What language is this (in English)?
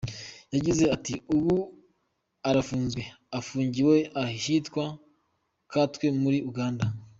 Kinyarwanda